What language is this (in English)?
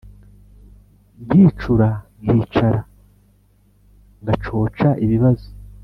Kinyarwanda